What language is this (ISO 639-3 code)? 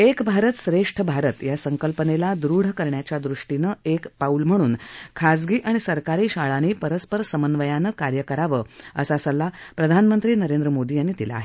mar